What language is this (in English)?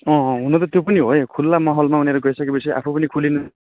Nepali